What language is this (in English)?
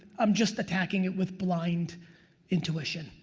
English